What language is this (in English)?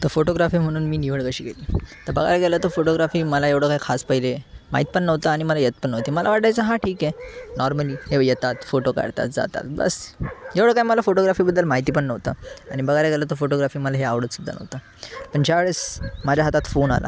Marathi